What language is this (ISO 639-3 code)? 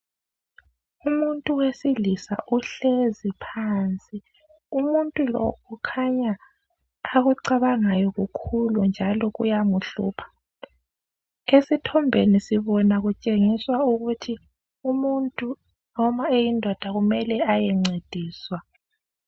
nde